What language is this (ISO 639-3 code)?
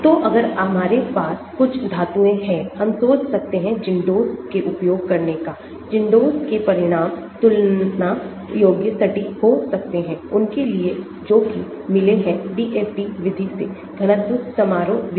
hin